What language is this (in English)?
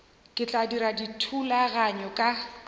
Northern Sotho